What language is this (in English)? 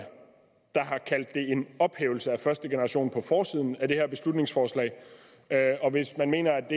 Danish